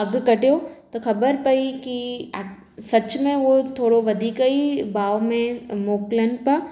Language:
Sindhi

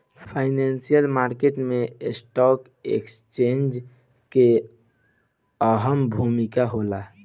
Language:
Bhojpuri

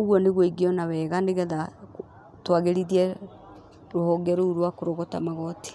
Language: Kikuyu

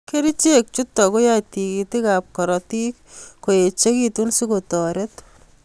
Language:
Kalenjin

